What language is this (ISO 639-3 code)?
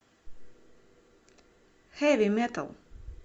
rus